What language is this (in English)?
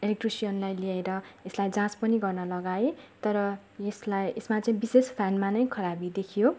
Nepali